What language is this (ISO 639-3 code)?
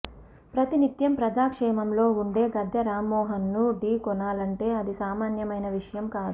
tel